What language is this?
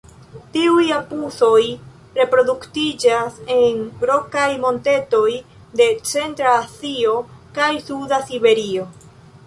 Esperanto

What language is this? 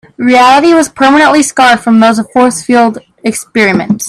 English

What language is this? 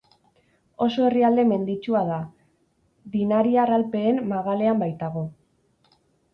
Basque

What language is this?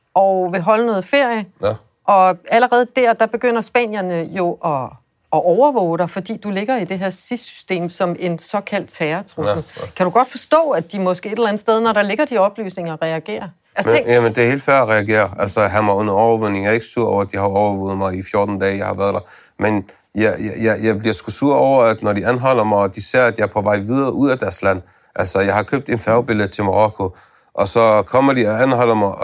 Danish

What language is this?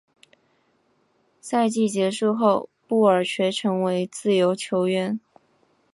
Chinese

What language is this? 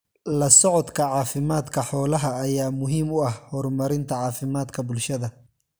Somali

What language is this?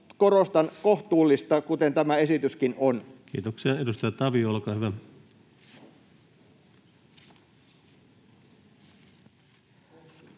Finnish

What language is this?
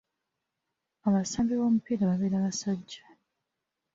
Ganda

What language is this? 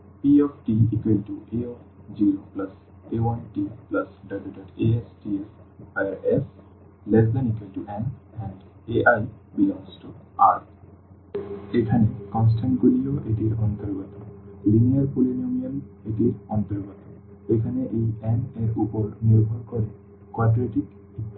Bangla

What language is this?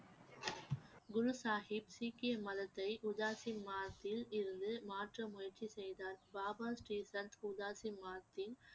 Tamil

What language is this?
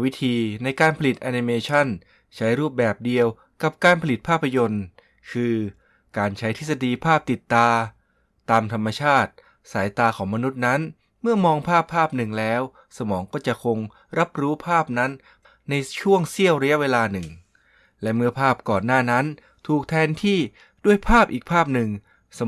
Thai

